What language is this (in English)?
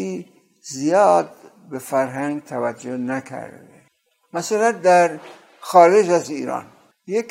Persian